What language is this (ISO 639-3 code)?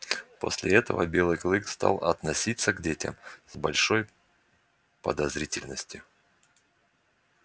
rus